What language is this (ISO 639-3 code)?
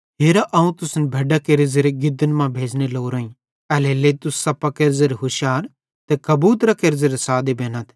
bhd